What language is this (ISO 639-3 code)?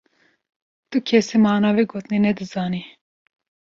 kur